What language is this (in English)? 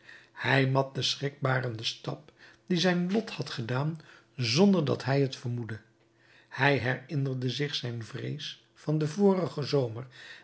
Dutch